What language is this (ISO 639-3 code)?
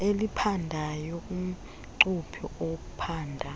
xho